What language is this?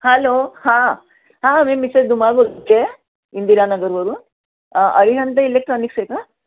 Marathi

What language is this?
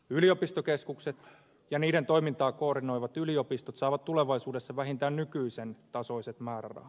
Finnish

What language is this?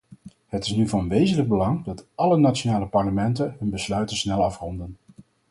Dutch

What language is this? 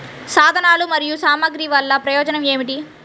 Telugu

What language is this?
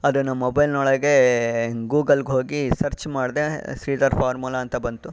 Kannada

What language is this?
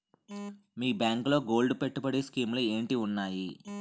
Telugu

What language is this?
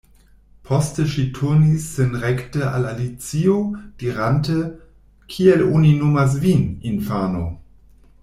Esperanto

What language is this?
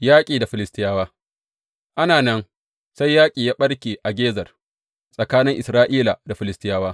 Hausa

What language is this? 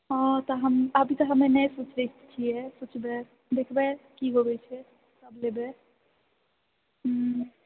Maithili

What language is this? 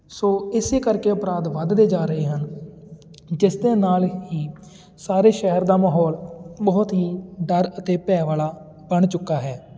Punjabi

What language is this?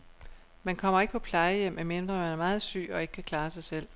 Danish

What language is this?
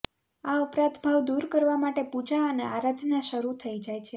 Gujarati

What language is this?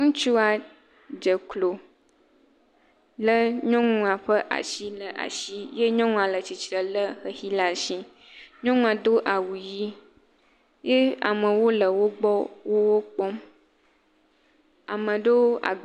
Ewe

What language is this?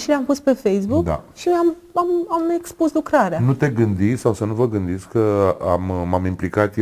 Romanian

